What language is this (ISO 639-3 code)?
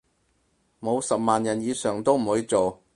yue